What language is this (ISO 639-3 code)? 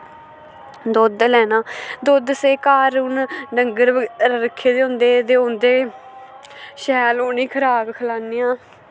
doi